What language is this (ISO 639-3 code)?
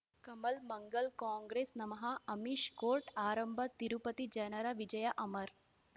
kan